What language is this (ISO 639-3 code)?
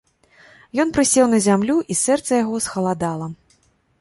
bel